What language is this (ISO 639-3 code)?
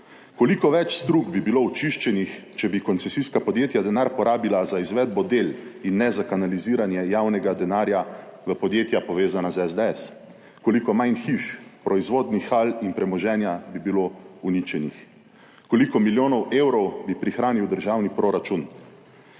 slv